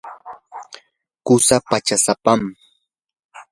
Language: Yanahuanca Pasco Quechua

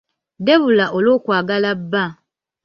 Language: Ganda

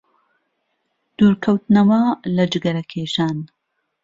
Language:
Central Kurdish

